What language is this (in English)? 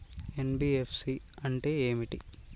Telugu